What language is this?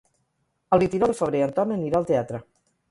Catalan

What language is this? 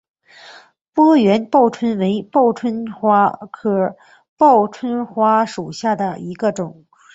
Chinese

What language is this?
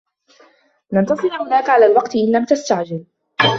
Arabic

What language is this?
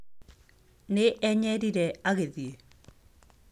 Kikuyu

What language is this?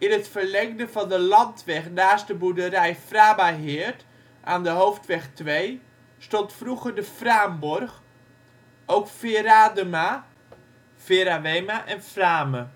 Dutch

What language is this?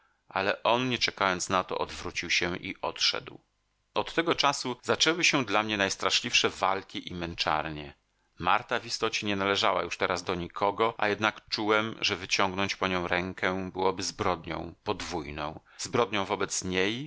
Polish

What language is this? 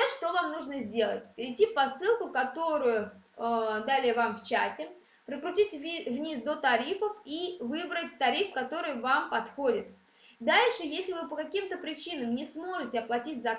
Russian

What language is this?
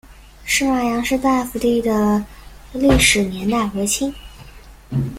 Chinese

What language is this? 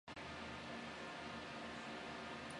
Chinese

